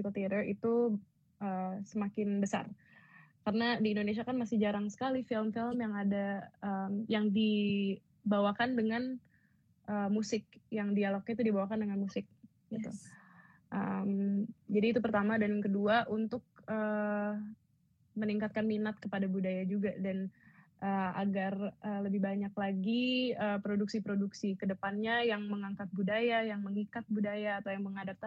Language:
Indonesian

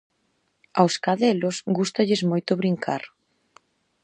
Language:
Galician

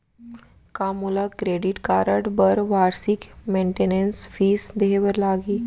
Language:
Chhattisgarhi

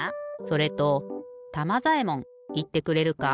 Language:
Japanese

